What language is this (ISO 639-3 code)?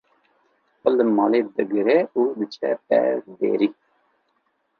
kur